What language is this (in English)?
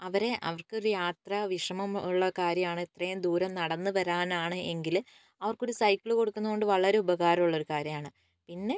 Malayalam